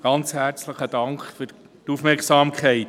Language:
Swiss German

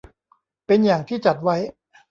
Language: Thai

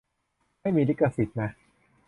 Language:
Thai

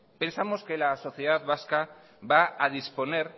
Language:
Spanish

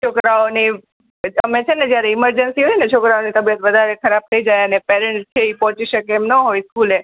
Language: Gujarati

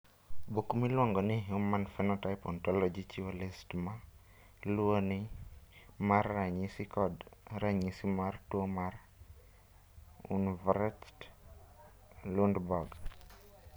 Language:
Luo (Kenya and Tanzania)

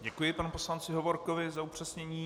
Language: Czech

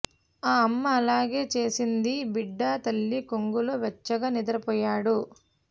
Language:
Telugu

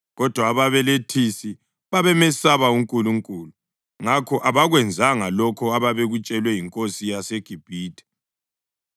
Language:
North Ndebele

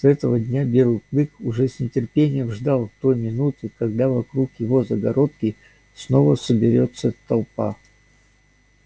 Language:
Russian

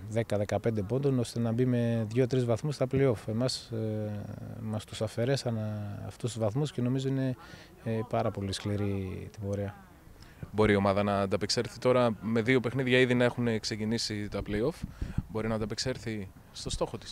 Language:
Greek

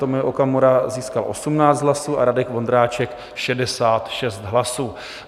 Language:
Czech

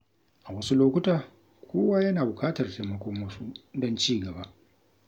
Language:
Hausa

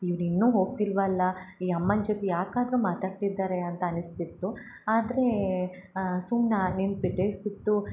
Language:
Kannada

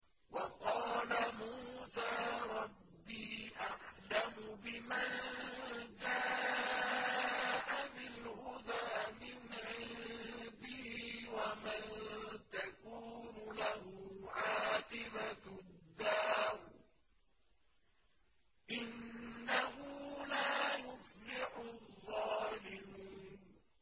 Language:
Arabic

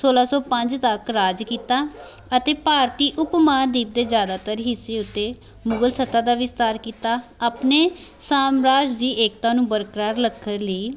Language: Punjabi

